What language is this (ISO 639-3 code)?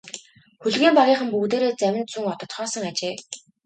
mon